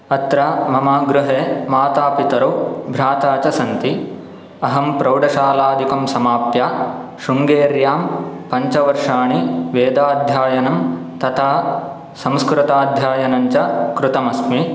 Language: Sanskrit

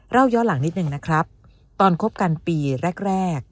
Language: Thai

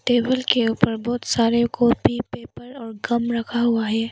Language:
Hindi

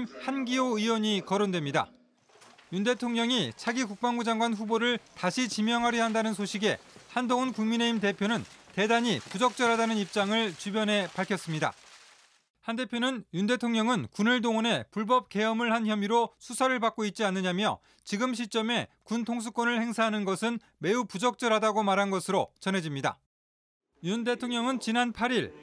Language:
Korean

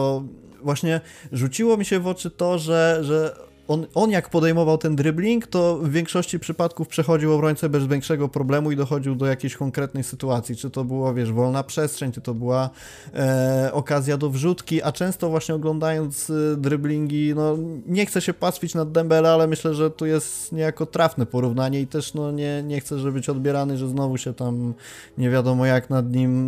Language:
Polish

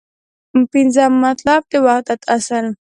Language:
Pashto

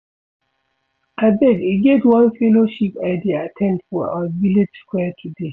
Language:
Nigerian Pidgin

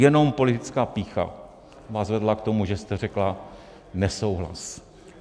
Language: Czech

